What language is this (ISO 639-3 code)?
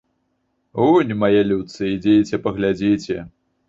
bel